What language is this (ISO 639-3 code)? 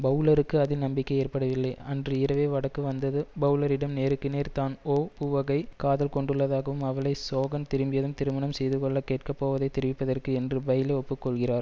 tam